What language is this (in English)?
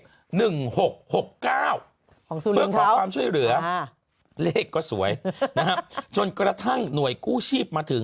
Thai